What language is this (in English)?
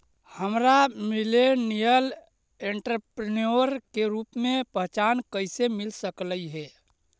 Magahi